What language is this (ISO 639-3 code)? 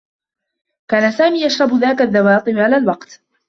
ara